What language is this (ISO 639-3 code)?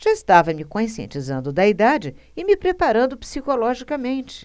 por